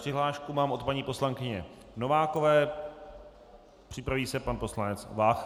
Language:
Czech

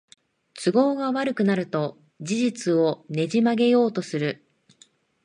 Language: Japanese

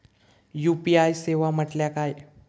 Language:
Marathi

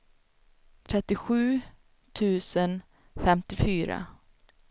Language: Swedish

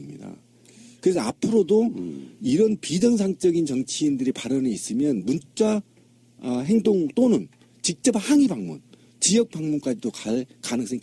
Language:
Korean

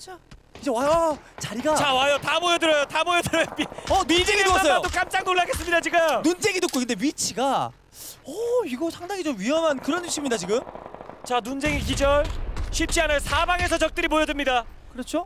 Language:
Korean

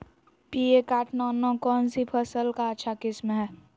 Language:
Magahi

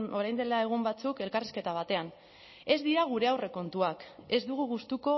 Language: Basque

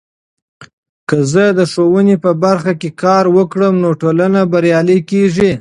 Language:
Pashto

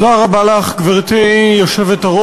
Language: Hebrew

